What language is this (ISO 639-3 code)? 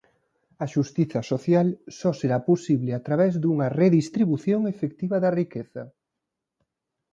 glg